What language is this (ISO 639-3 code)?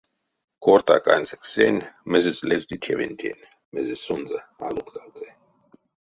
myv